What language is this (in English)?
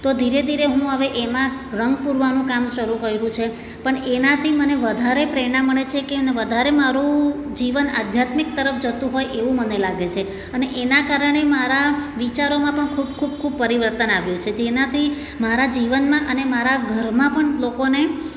Gujarati